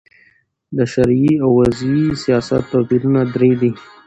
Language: Pashto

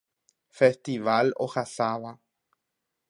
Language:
Guarani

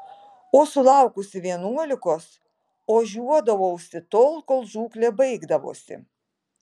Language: Lithuanian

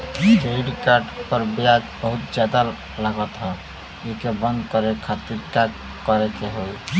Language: Bhojpuri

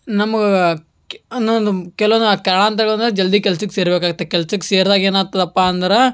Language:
Kannada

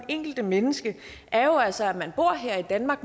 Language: Danish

